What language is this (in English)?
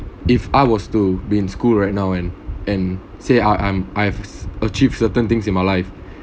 English